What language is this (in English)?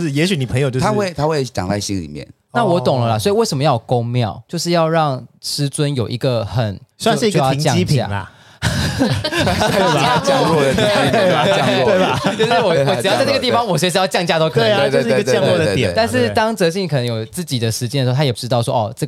Chinese